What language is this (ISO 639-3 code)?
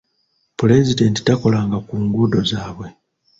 lug